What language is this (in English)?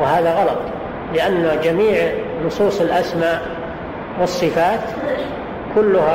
Arabic